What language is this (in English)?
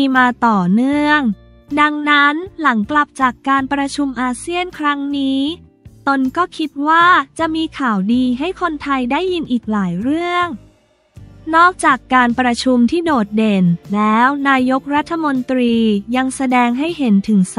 Thai